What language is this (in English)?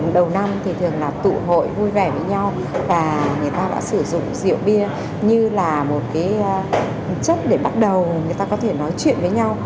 Vietnamese